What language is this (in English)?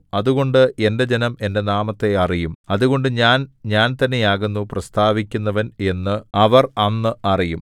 Malayalam